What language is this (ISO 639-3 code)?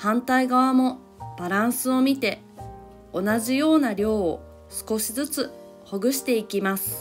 jpn